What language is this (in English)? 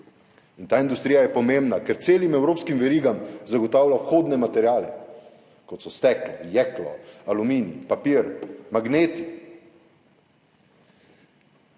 Slovenian